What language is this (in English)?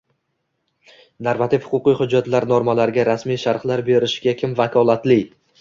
Uzbek